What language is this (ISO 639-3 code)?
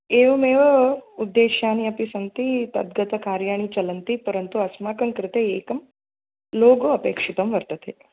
san